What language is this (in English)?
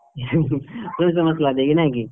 Odia